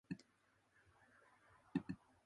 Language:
Japanese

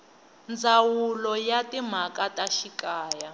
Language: Tsonga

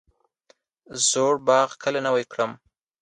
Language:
Pashto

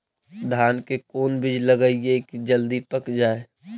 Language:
Magahi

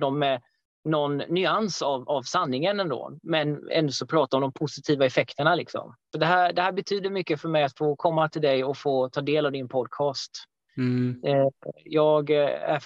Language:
Swedish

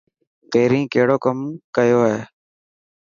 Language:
Dhatki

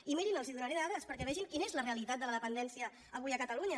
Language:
Catalan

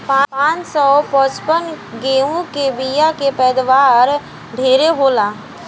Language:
Bhojpuri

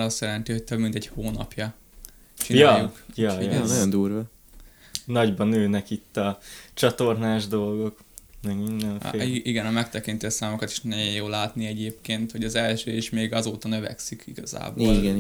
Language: Hungarian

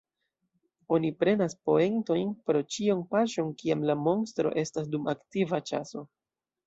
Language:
Esperanto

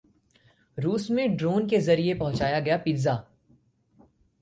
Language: Hindi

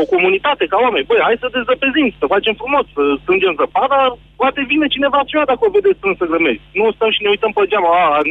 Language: Romanian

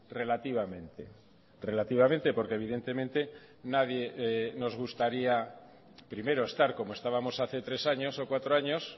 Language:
Spanish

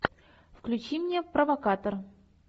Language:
Russian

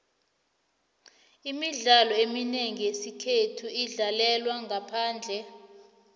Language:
South Ndebele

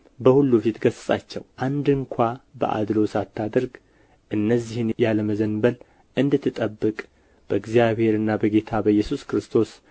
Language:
Amharic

